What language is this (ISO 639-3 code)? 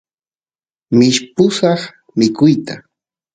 qus